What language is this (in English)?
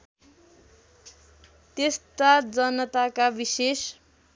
Nepali